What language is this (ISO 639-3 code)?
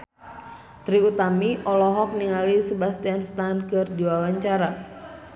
sun